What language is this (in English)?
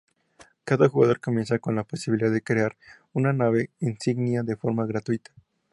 Spanish